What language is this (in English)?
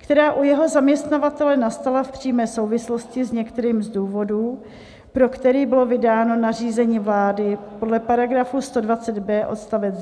Czech